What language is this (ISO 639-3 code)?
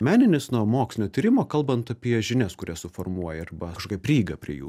lit